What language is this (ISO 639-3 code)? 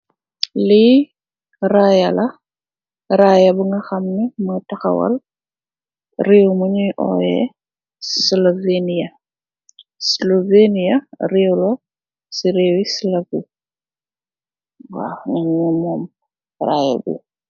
wol